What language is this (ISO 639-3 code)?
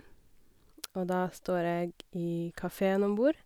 nor